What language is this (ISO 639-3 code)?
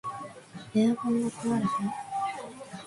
jpn